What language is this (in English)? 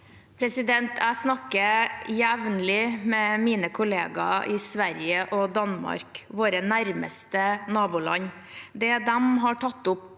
Norwegian